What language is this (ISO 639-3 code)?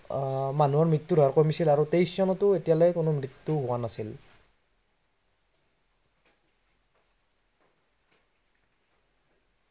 asm